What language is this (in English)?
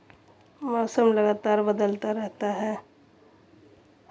Hindi